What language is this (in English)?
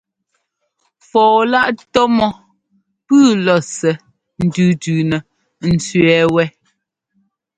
Ngomba